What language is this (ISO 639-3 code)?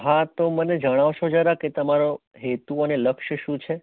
guj